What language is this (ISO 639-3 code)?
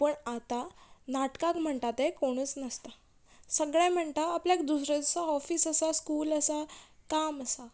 kok